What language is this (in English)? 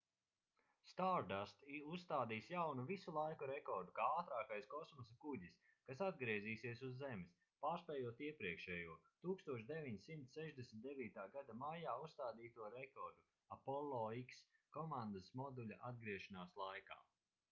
Latvian